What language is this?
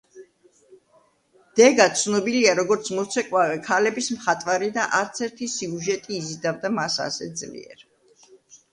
Georgian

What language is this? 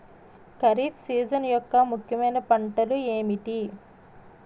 Telugu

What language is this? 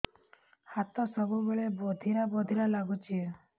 Odia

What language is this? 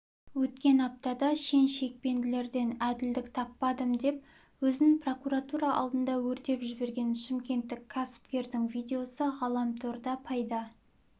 Kazakh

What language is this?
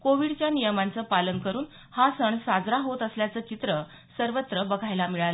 Marathi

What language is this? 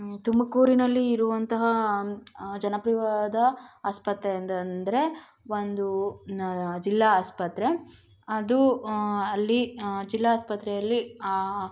Kannada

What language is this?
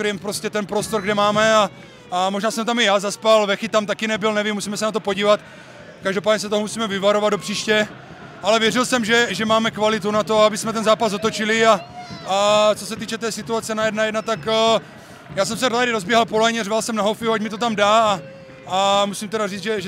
Czech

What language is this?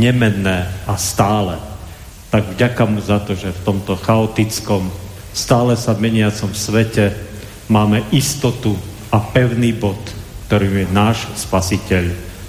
Slovak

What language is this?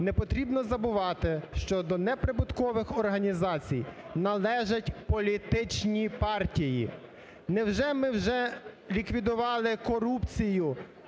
Ukrainian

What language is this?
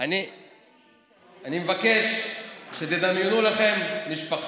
Hebrew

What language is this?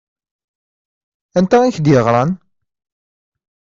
Kabyle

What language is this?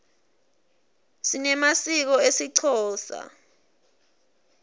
Swati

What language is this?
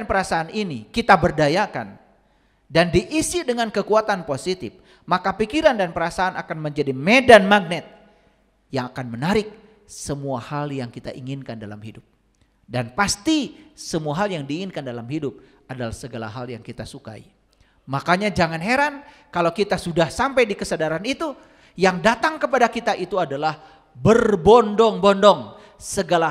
Indonesian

